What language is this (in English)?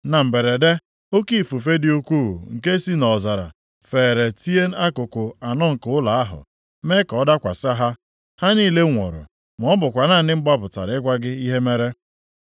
Igbo